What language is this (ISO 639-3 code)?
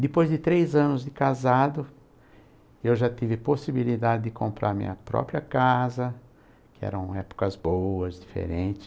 por